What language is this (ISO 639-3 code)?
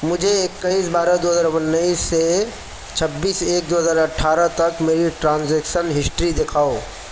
urd